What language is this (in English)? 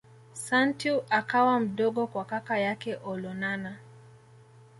Swahili